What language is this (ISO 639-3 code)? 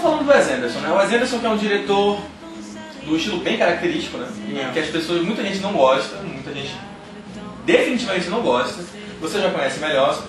por